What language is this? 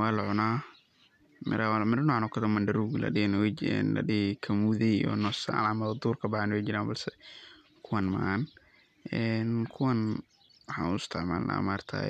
Somali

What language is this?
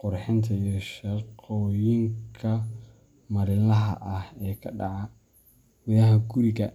Somali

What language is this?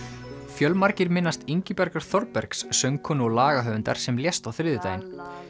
Icelandic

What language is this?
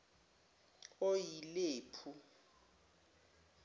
Zulu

